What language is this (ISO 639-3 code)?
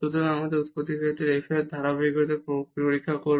ben